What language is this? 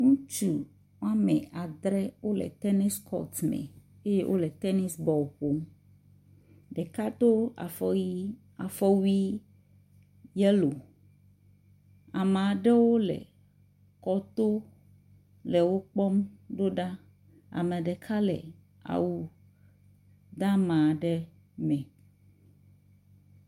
Ewe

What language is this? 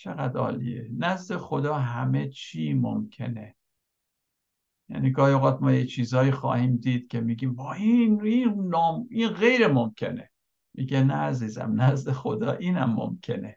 Persian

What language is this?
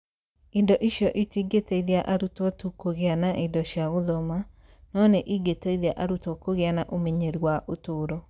Kikuyu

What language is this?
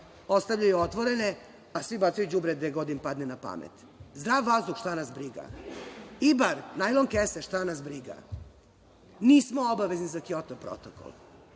Serbian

